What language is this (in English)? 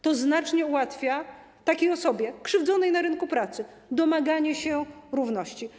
Polish